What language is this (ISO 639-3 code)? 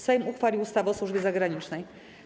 pol